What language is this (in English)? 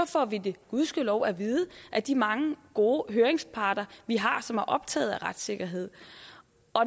Danish